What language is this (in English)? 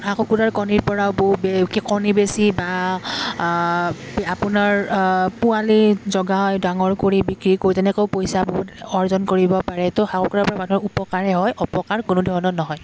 Assamese